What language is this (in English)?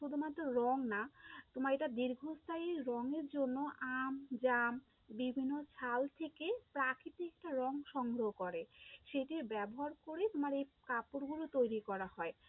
Bangla